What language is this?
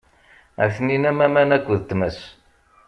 Kabyle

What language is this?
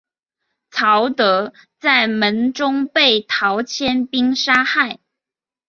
Chinese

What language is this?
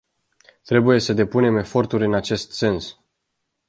Romanian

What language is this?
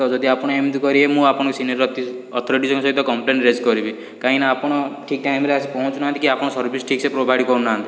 Odia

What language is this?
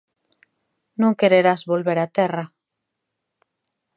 Galician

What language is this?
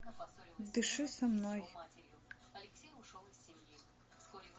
Russian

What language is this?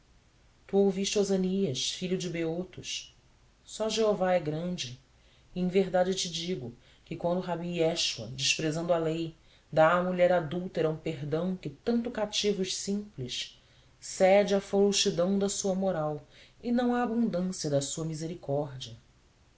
Portuguese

